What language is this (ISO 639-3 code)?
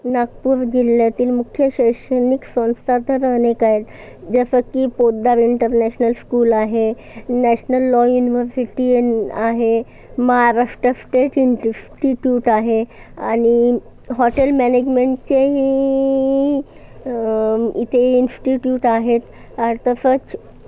mar